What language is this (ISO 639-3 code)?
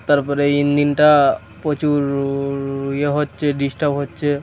ben